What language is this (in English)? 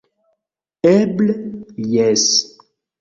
Esperanto